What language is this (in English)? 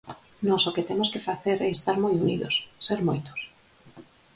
Galician